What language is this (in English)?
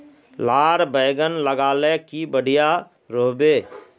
Magahi